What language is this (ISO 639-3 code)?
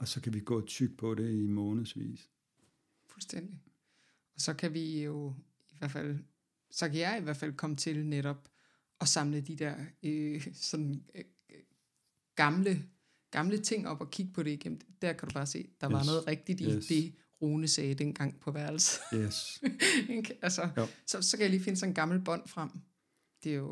dan